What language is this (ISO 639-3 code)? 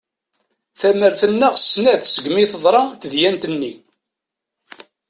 kab